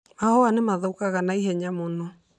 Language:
Kikuyu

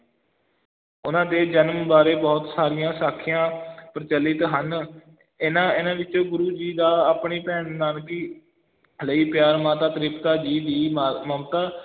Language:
Punjabi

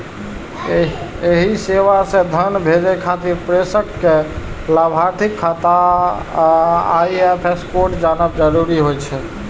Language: Maithili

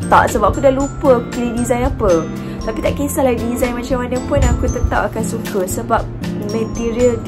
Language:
Malay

